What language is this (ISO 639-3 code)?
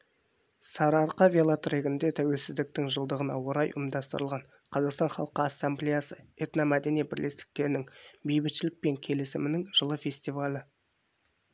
kaz